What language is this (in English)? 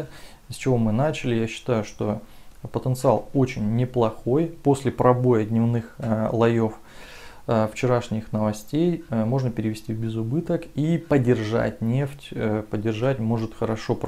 Russian